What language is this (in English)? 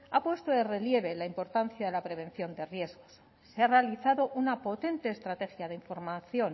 Spanish